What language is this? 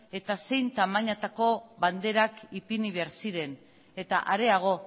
Basque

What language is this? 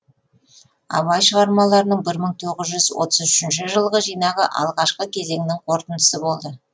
Kazakh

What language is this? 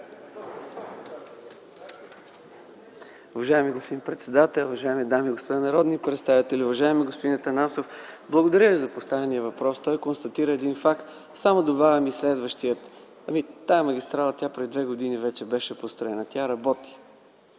Bulgarian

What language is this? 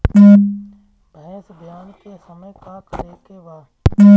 Bhojpuri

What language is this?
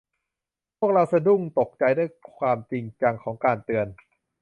Thai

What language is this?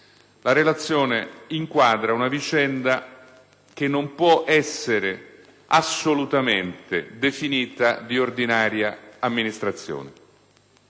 Italian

